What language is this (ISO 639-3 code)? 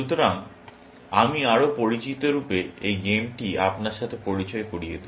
ben